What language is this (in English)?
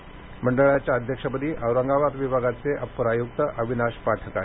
Marathi